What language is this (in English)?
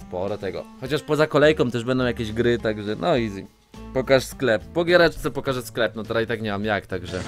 Polish